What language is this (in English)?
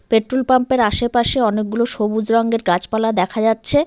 Bangla